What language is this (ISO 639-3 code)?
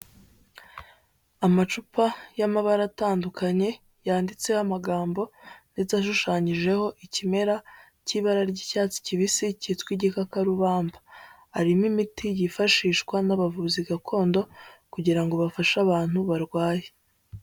kin